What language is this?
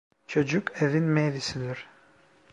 Turkish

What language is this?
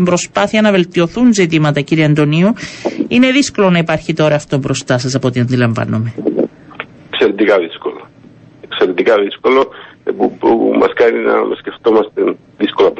Greek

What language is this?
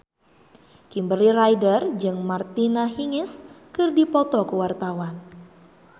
Sundanese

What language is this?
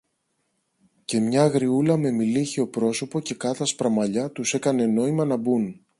Greek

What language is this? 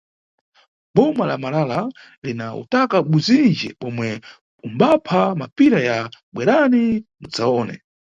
Nyungwe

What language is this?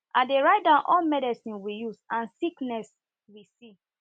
Nigerian Pidgin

